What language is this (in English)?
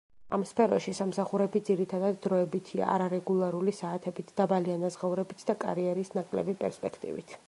Georgian